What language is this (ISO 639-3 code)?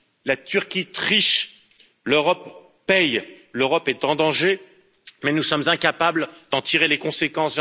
fra